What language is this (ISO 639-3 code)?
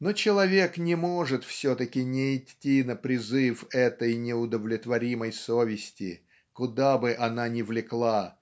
rus